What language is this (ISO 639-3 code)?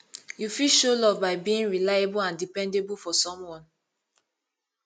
pcm